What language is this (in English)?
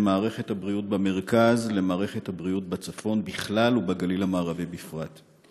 Hebrew